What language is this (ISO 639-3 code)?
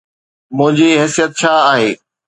snd